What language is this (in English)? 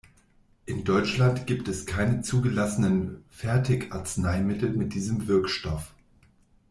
German